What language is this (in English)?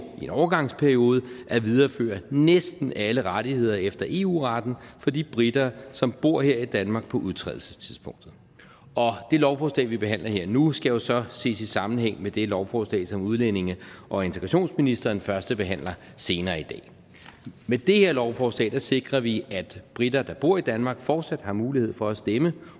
Danish